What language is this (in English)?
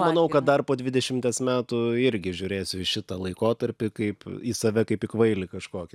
Lithuanian